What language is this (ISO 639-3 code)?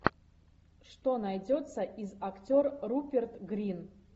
rus